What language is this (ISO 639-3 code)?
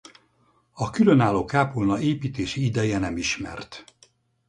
hun